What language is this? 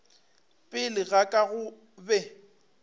Northern Sotho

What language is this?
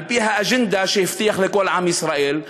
Hebrew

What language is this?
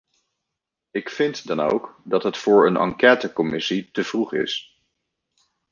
Dutch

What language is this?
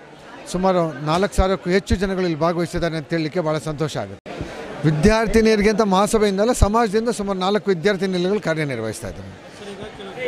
Kannada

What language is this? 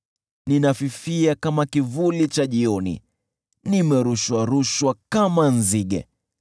Swahili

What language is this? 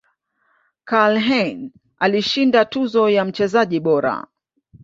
Swahili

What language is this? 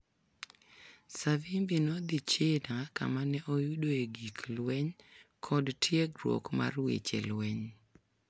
Luo (Kenya and Tanzania)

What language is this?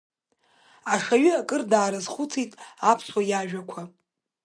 Abkhazian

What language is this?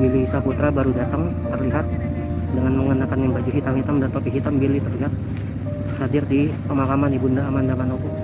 Indonesian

